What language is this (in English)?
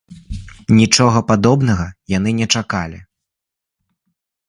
Belarusian